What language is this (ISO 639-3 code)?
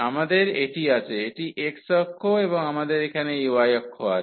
ben